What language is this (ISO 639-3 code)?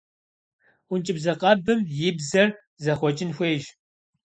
kbd